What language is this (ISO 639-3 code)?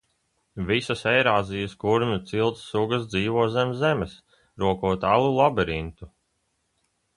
lav